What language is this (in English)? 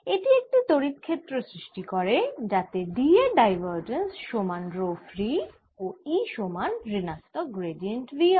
Bangla